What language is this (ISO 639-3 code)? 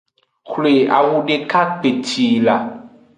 ajg